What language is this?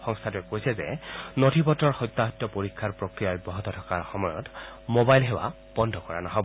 Assamese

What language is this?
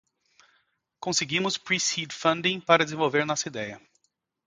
Portuguese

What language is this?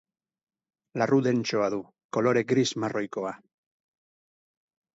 Basque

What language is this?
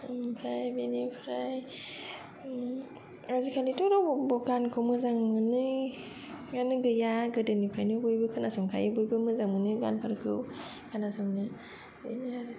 Bodo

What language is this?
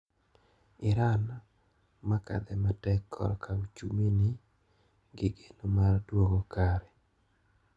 Luo (Kenya and Tanzania)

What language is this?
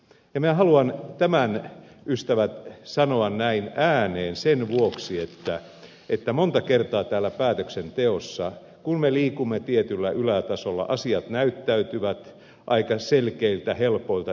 Finnish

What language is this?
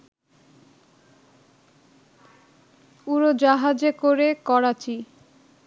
Bangla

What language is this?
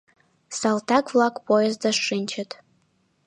Mari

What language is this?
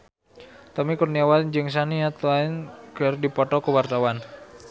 Sundanese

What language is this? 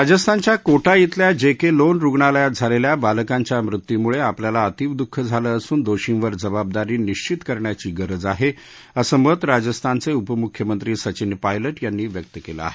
Marathi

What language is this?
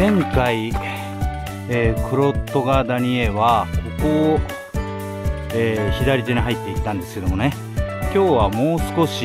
Japanese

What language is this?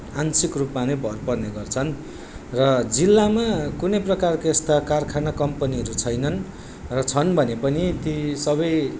Nepali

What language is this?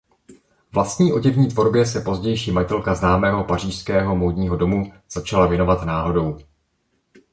Czech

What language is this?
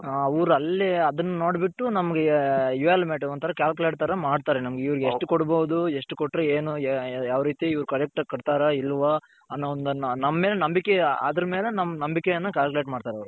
Kannada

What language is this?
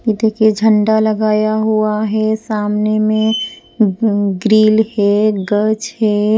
Hindi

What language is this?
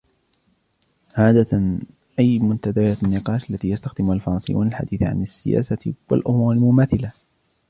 Arabic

